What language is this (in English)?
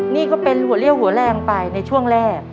Thai